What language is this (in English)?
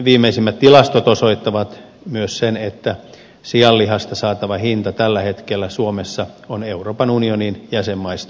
Finnish